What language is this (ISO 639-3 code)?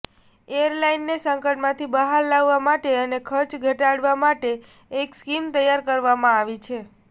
guj